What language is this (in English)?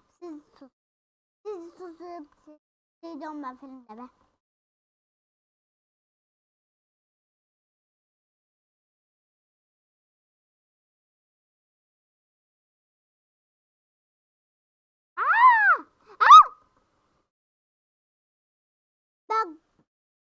Turkish